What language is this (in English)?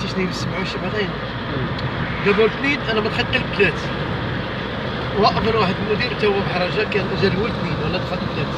Arabic